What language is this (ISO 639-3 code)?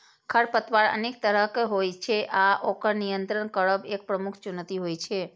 mai